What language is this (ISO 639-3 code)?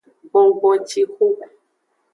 ajg